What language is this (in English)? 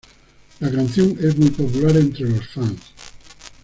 Spanish